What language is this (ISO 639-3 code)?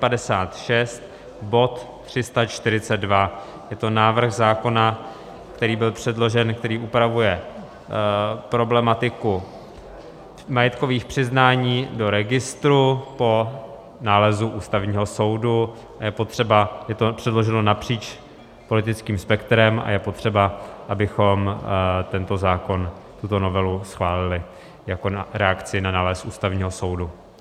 ces